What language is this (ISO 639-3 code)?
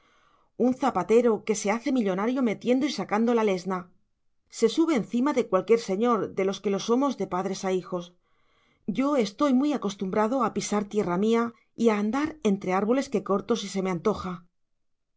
spa